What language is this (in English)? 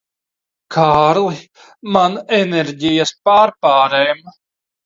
Latvian